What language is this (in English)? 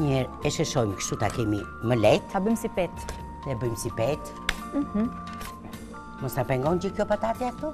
Romanian